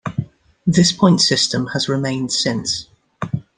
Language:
English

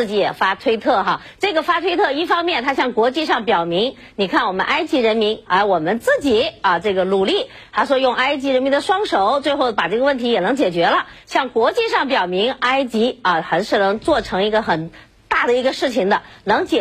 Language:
Chinese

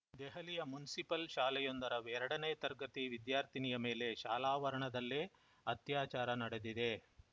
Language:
Kannada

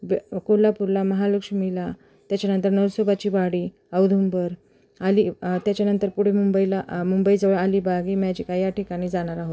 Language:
Marathi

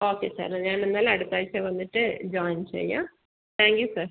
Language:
Malayalam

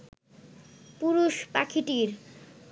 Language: Bangla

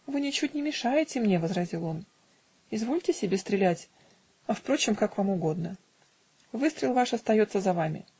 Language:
Russian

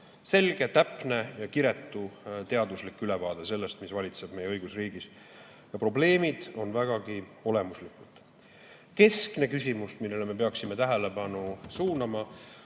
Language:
Estonian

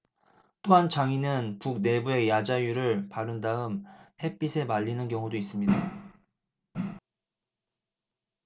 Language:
Korean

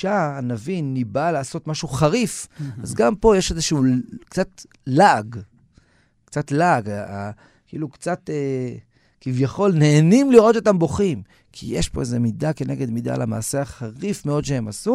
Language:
Hebrew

